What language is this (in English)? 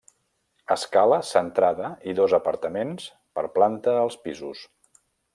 Catalan